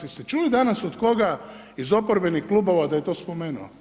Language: Croatian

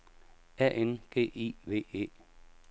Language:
Danish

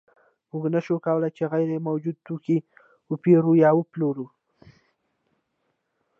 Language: Pashto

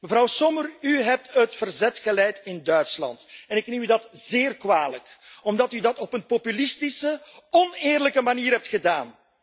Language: Dutch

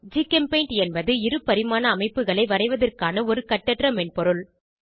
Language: Tamil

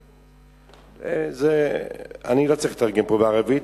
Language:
Hebrew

